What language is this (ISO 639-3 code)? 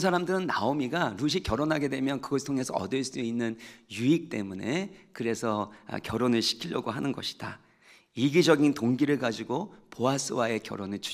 kor